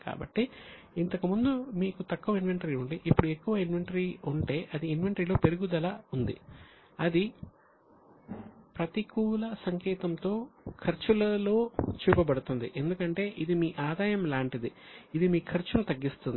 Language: Telugu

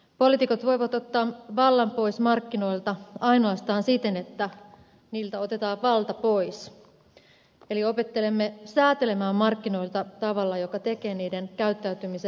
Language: Finnish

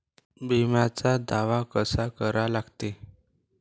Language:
Marathi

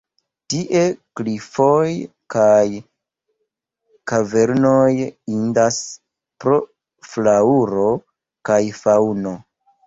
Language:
Esperanto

